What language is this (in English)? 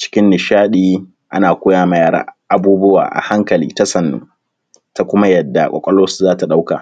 Hausa